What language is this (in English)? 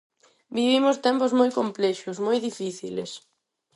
Galician